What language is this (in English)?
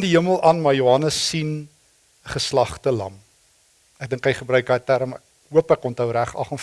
Dutch